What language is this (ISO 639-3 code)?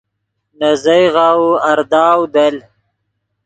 ydg